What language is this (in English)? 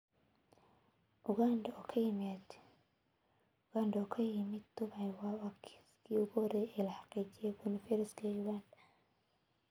Somali